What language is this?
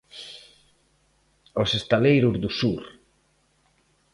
Galician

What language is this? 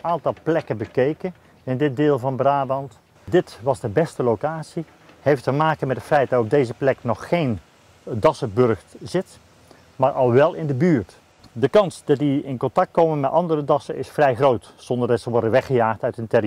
Dutch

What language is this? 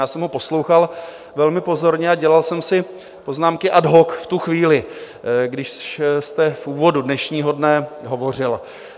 Czech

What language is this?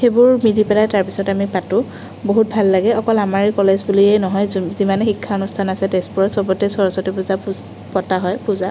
Assamese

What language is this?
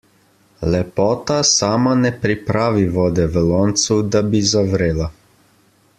Slovenian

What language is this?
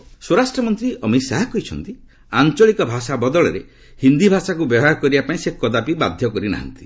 Odia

